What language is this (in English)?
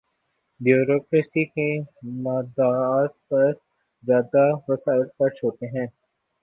Urdu